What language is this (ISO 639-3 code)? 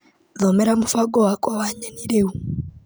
kik